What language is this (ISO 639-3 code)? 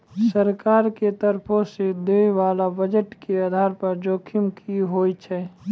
mai